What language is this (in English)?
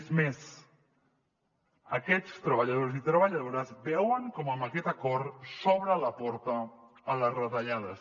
Catalan